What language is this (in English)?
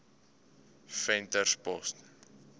Afrikaans